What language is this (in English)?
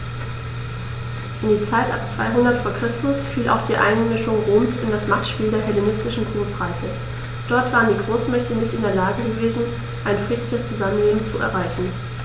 German